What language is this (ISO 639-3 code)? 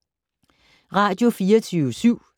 dan